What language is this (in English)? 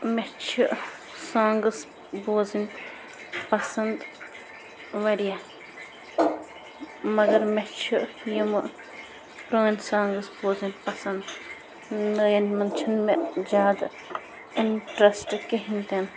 Kashmiri